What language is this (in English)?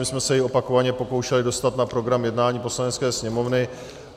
Czech